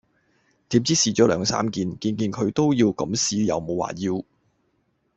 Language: Cantonese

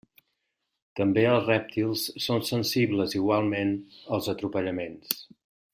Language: Catalan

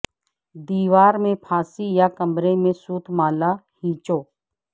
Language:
Urdu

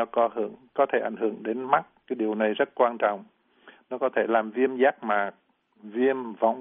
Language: Vietnamese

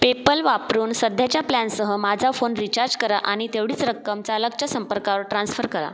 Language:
Marathi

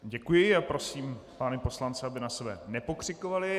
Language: Czech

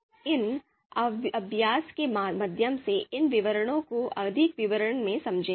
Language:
Hindi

